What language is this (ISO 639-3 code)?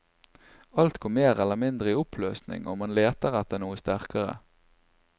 nor